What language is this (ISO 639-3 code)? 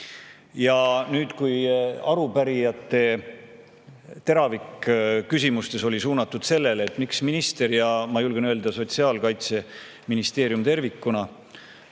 est